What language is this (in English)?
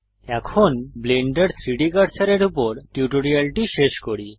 Bangla